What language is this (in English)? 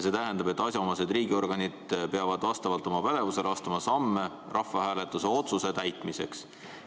Estonian